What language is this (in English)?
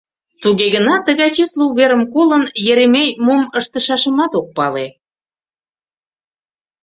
Mari